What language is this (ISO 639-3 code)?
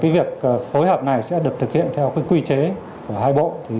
vie